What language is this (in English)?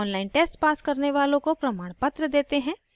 Hindi